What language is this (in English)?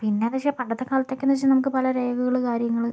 Malayalam